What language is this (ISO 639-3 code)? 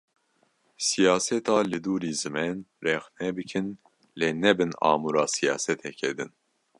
kur